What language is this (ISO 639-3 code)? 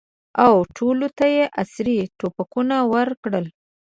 pus